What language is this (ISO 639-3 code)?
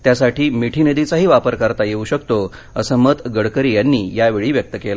mar